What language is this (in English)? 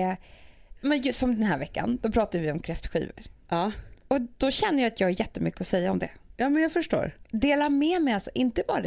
Swedish